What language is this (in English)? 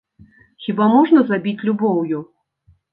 Belarusian